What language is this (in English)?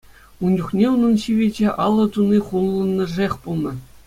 Chuvash